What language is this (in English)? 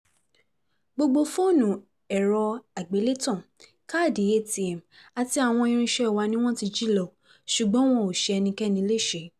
Yoruba